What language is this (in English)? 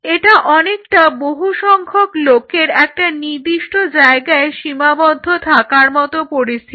Bangla